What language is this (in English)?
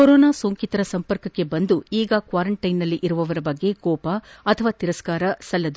Kannada